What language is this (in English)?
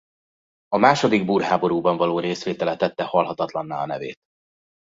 Hungarian